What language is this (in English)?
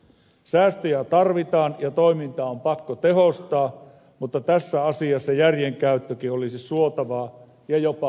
Finnish